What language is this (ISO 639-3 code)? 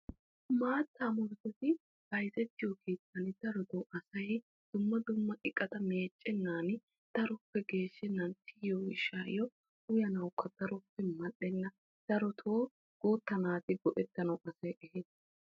wal